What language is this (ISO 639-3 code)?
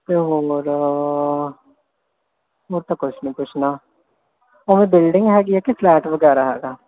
pan